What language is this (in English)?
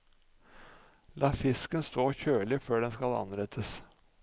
Norwegian